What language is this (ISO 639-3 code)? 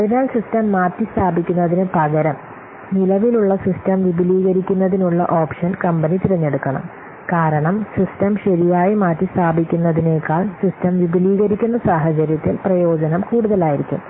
mal